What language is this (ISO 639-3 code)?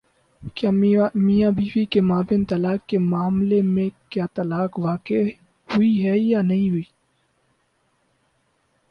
urd